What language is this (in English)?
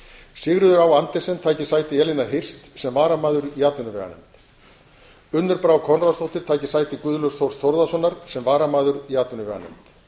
Icelandic